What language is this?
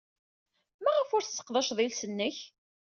Kabyle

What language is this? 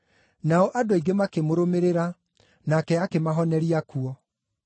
Kikuyu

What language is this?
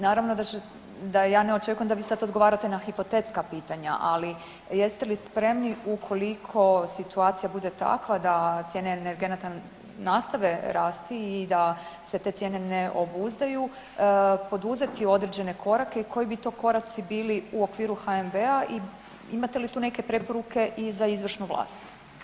Croatian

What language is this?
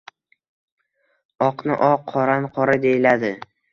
Uzbek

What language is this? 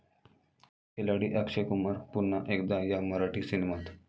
Marathi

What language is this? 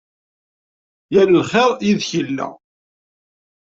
Kabyle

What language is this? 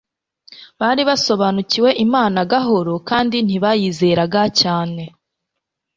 Kinyarwanda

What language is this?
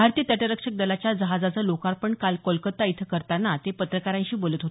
Marathi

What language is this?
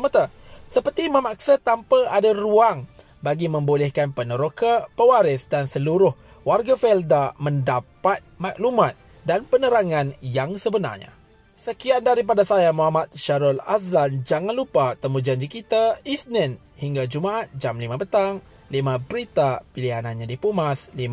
Malay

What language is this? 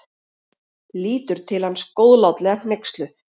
Icelandic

